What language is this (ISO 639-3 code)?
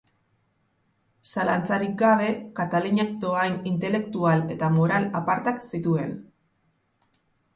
eus